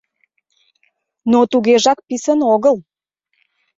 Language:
Mari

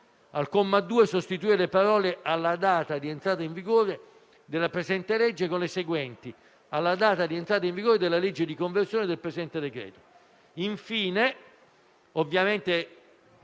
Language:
Italian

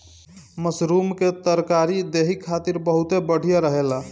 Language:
Bhojpuri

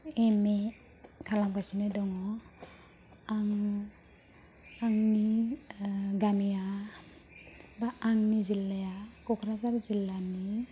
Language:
Bodo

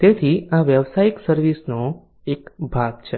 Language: Gujarati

